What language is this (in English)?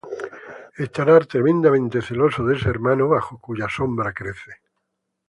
Spanish